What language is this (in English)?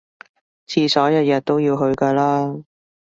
Cantonese